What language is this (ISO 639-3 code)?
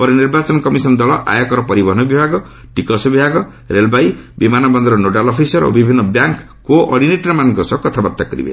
ori